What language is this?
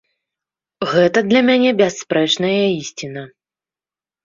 Belarusian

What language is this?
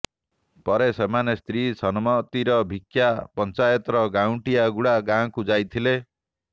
Odia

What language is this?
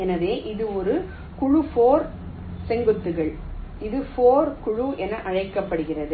Tamil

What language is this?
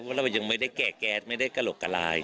Thai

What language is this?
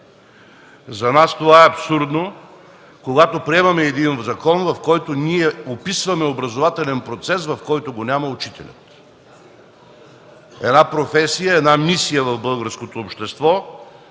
Bulgarian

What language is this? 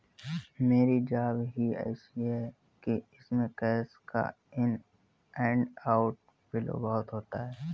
Hindi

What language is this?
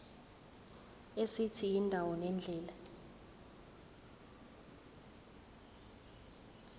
Zulu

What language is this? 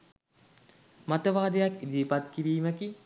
Sinhala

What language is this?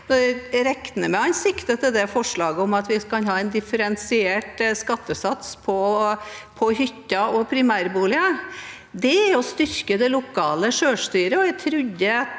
Norwegian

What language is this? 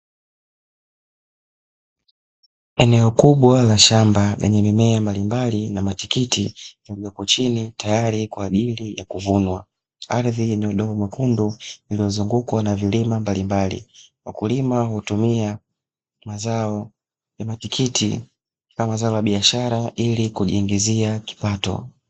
Swahili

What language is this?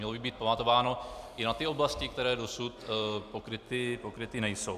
Czech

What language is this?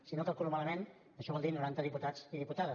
Catalan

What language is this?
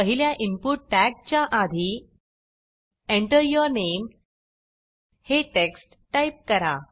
Marathi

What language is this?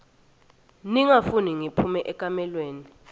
Swati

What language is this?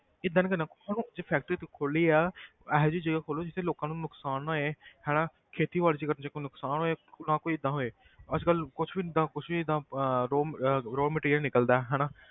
Punjabi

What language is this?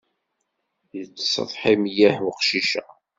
Kabyle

